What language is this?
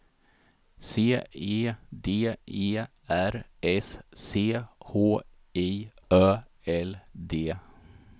Swedish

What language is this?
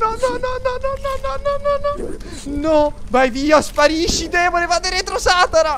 Italian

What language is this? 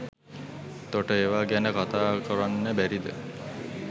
Sinhala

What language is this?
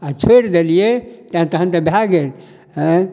Maithili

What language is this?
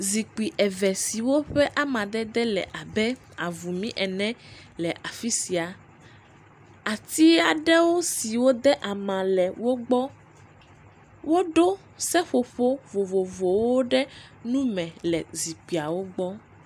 Ewe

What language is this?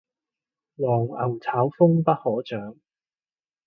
Cantonese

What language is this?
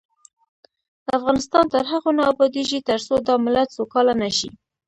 Pashto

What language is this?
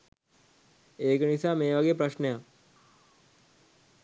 Sinhala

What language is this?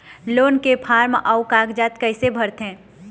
Chhattisgarhi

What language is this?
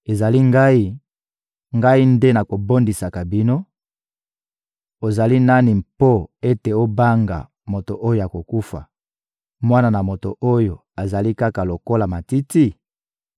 Lingala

